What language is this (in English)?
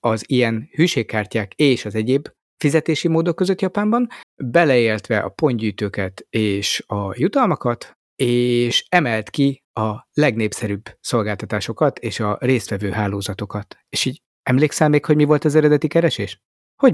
Hungarian